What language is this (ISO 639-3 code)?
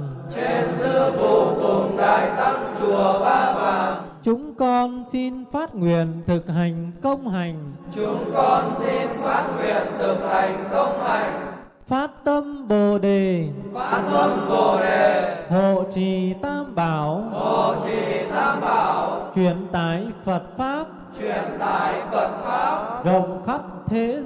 vie